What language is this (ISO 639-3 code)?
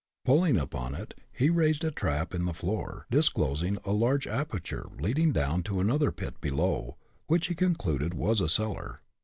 eng